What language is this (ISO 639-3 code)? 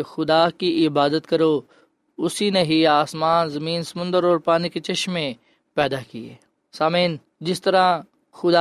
urd